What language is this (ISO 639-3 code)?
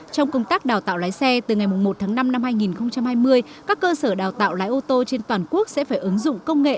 vie